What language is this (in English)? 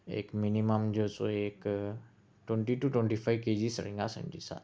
Urdu